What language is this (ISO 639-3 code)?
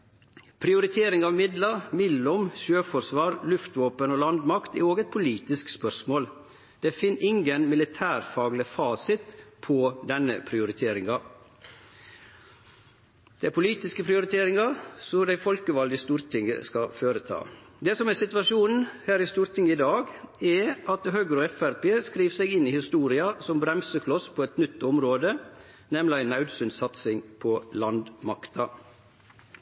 nno